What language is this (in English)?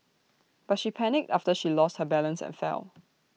English